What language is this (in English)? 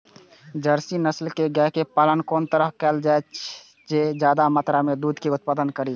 Maithili